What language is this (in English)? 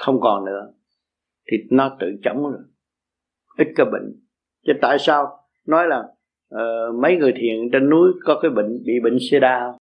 Vietnamese